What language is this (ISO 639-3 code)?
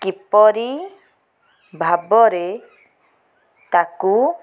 ori